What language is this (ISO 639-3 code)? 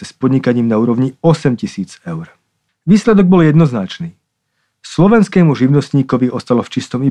slk